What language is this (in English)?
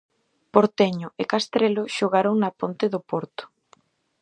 Galician